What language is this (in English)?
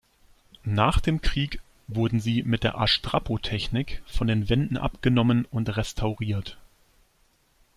German